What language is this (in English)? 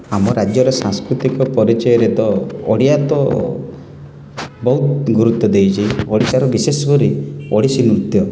Odia